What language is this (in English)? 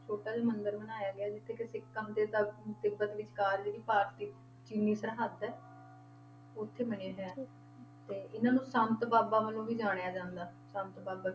Punjabi